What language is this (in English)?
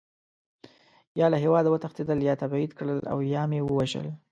Pashto